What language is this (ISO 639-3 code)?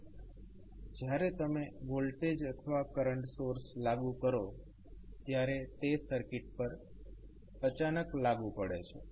guj